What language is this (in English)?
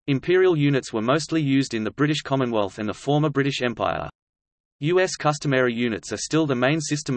English